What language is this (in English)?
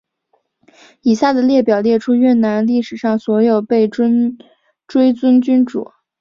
Chinese